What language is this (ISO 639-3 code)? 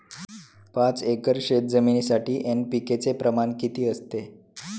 mar